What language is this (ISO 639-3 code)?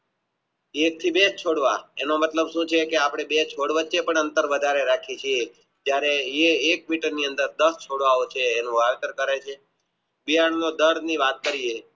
guj